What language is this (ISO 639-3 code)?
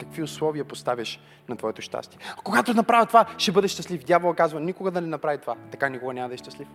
bul